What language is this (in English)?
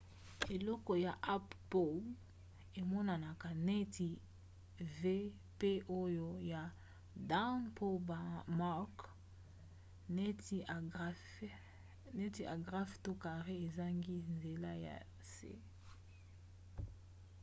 Lingala